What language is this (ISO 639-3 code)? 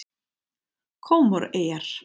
isl